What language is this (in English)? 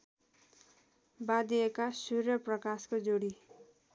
Nepali